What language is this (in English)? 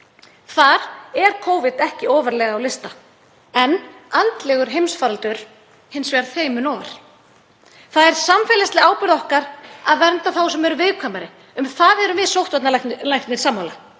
Icelandic